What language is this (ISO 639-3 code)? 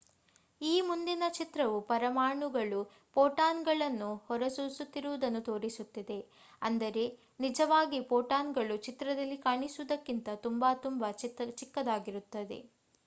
kan